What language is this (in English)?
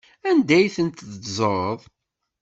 Kabyle